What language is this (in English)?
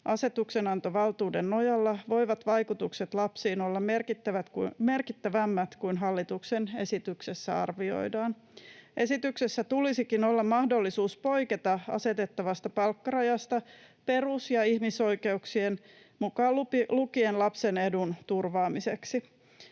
Finnish